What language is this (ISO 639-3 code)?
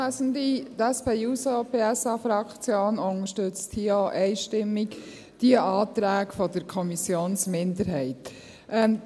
gsw